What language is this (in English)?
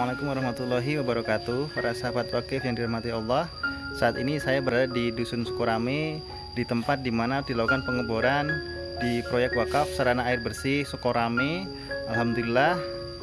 Indonesian